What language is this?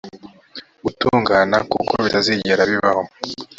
Kinyarwanda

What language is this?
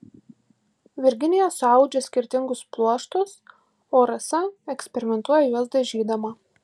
Lithuanian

